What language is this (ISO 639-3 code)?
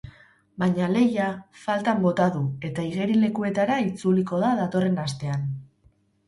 eus